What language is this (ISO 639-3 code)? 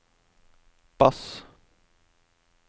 nor